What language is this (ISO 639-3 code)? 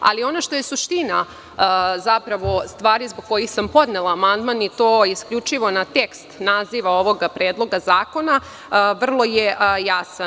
srp